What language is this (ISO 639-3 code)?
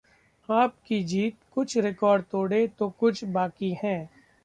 hin